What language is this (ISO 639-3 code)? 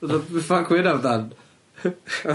cym